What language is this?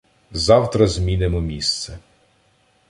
Ukrainian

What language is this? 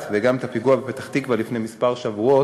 Hebrew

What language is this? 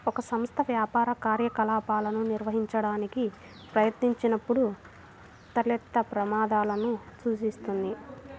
Telugu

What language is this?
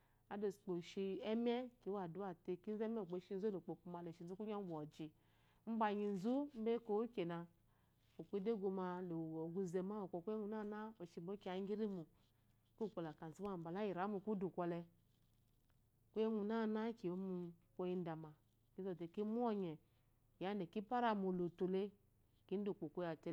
Eloyi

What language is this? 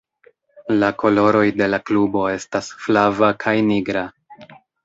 Esperanto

